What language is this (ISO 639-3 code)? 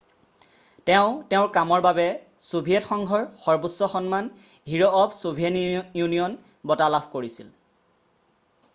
asm